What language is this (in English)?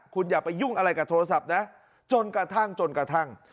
Thai